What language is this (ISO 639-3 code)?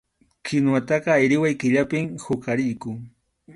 qxu